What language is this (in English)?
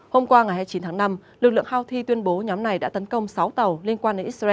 Vietnamese